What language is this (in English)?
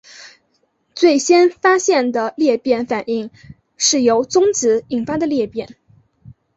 Chinese